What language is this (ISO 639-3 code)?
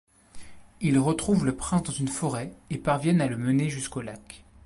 fra